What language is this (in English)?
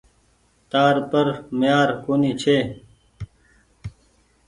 Goaria